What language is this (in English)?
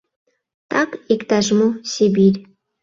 Mari